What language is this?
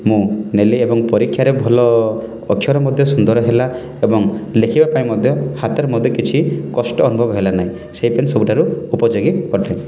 Odia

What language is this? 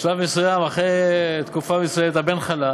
Hebrew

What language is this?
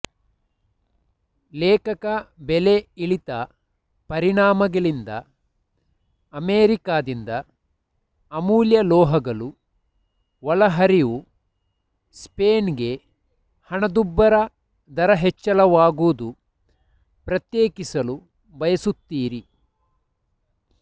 Kannada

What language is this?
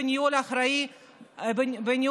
Hebrew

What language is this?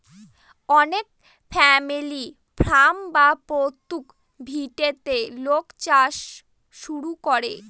Bangla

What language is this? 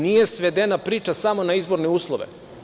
Serbian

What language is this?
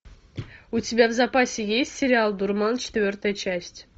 Russian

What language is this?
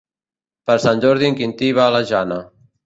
Catalan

